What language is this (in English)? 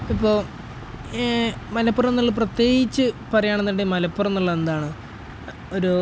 Malayalam